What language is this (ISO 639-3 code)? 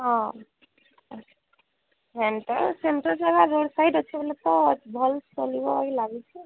ori